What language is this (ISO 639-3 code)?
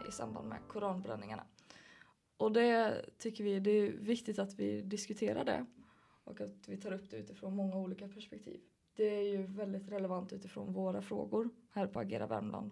swe